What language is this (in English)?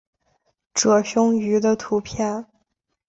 Chinese